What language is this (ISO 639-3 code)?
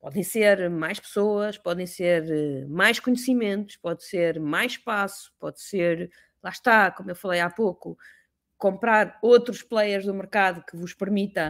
por